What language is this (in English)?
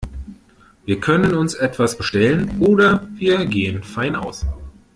German